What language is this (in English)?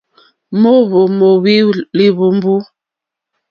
Mokpwe